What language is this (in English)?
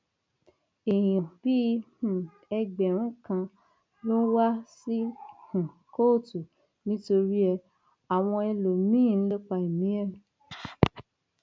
Yoruba